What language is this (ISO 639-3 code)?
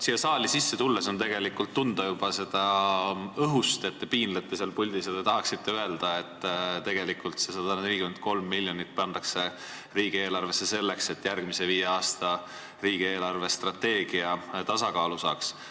est